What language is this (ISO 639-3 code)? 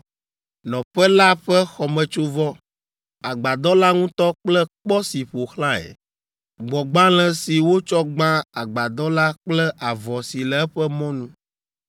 ewe